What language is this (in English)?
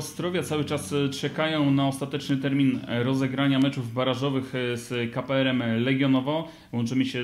Polish